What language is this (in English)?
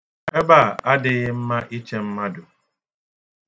Igbo